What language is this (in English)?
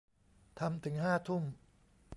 Thai